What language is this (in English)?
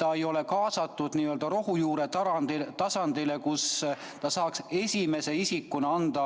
Estonian